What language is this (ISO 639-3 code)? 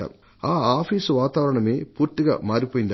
tel